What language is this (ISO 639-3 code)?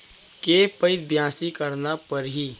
hne